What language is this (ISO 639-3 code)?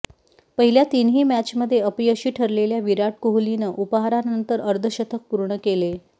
mar